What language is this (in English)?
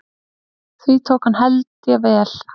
Icelandic